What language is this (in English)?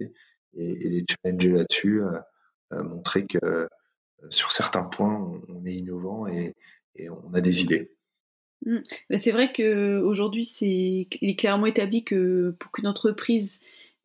French